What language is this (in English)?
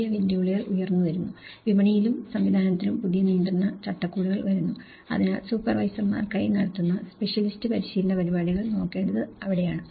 Malayalam